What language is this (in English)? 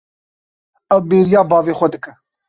Kurdish